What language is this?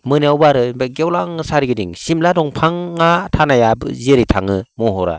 Bodo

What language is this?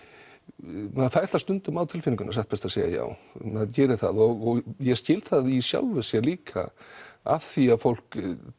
Icelandic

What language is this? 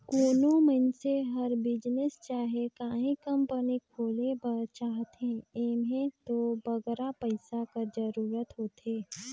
Chhattisgarhi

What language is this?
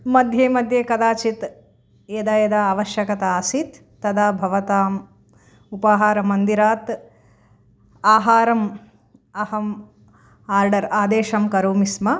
Sanskrit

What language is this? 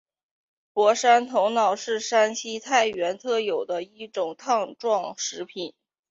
Chinese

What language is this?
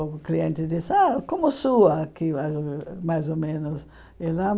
Portuguese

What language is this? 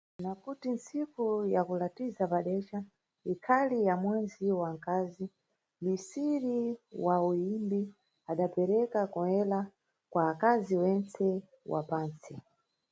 Nyungwe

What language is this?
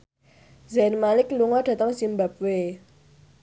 Javanese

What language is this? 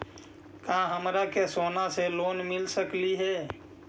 Magahi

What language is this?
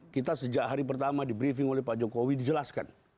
Indonesian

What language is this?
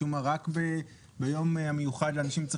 Hebrew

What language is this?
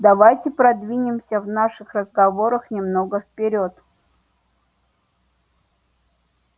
Russian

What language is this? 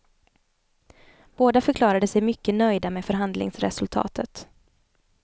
Swedish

